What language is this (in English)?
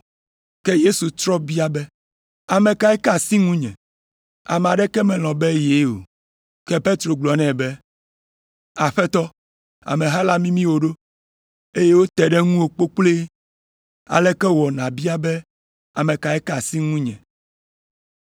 Ewe